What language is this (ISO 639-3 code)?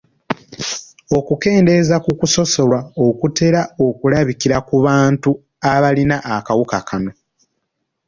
lug